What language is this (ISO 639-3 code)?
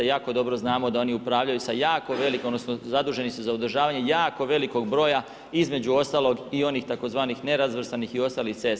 hrv